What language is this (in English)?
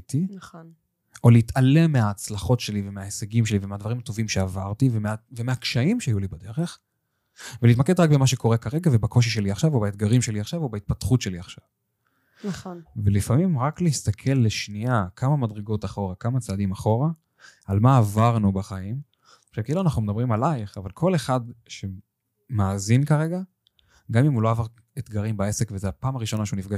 Hebrew